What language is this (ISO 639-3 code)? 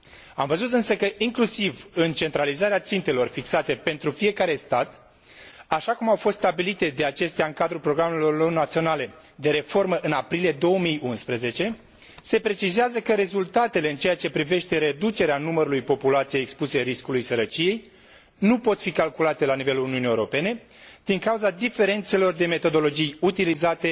ron